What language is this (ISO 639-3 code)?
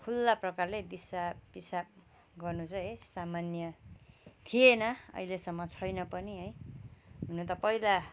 nep